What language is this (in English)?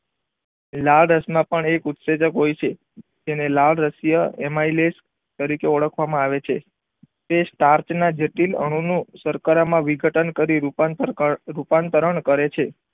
Gujarati